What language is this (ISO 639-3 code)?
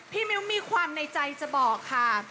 tha